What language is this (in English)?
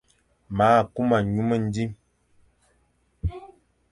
Fang